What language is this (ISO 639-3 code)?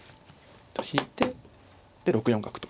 jpn